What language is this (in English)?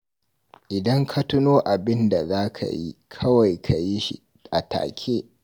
Hausa